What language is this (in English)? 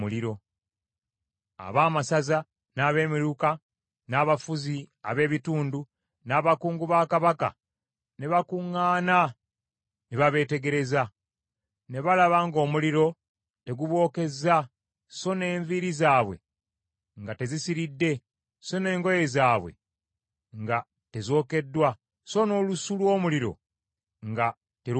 Ganda